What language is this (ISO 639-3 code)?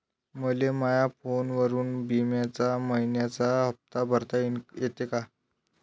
mar